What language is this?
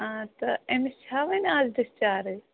Kashmiri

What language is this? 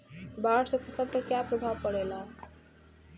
Bhojpuri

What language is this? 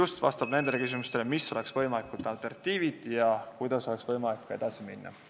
Estonian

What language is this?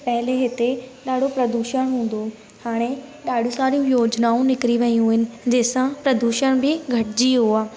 Sindhi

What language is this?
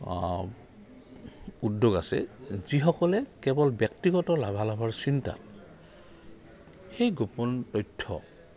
Assamese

